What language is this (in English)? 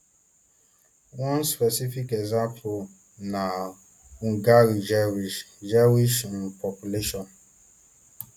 Nigerian Pidgin